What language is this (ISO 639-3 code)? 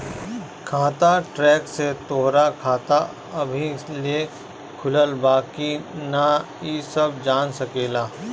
bho